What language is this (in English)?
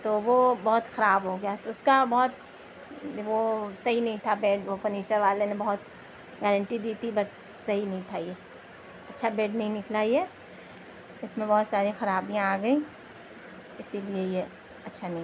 Urdu